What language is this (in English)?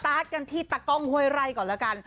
Thai